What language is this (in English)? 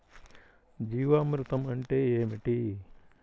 Telugu